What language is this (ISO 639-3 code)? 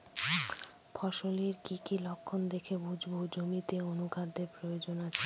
ben